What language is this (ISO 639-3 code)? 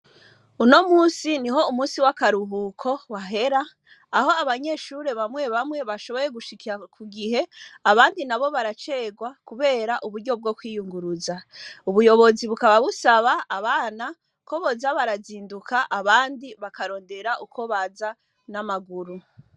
run